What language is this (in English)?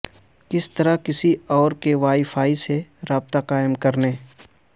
Urdu